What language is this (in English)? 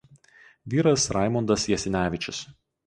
Lithuanian